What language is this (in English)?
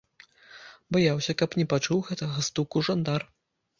Belarusian